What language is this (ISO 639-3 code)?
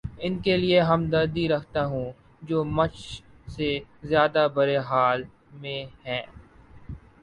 urd